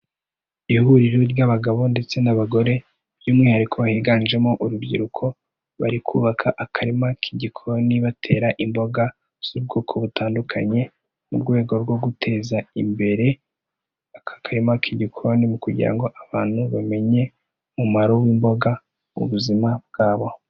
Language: Kinyarwanda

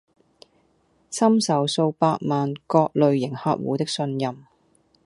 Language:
Cantonese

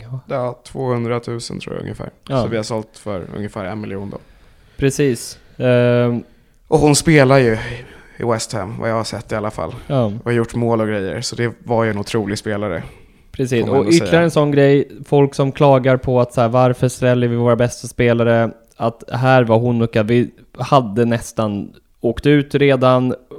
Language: Swedish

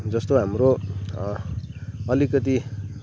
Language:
Nepali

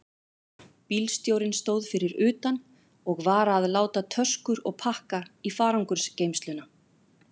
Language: Icelandic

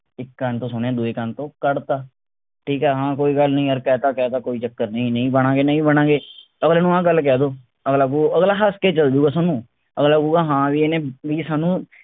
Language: Punjabi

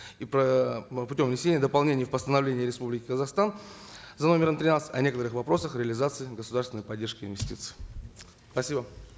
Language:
Kazakh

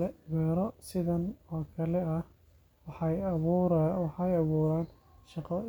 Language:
Somali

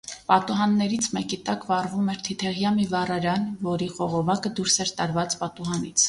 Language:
Armenian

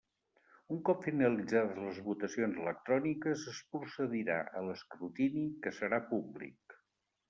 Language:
Catalan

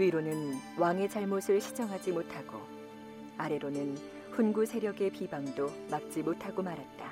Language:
Korean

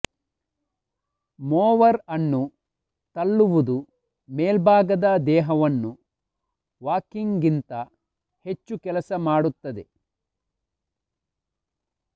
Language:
Kannada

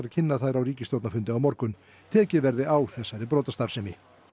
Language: Icelandic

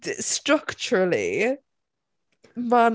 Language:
Welsh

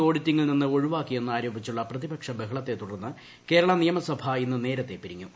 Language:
Malayalam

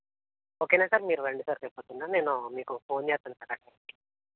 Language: Telugu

